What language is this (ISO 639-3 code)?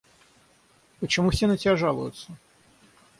rus